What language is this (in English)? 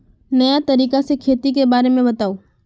Magahi